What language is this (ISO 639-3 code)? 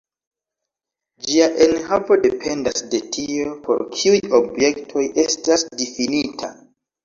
epo